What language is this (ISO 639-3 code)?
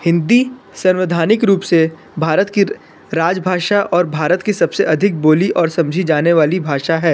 hin